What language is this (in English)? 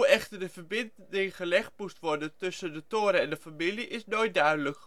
Dutch